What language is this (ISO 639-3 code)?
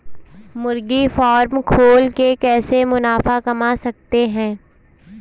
hin